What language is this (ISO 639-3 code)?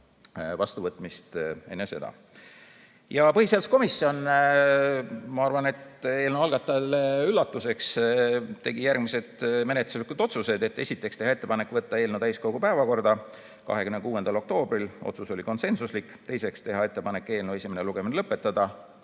est